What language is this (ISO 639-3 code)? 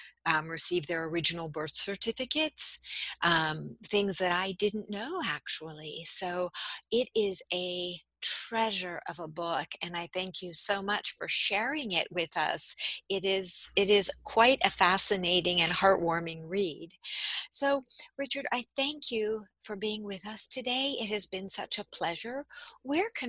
eng